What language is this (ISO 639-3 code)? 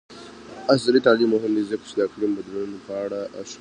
pus